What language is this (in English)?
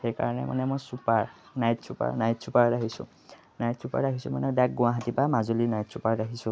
Assamese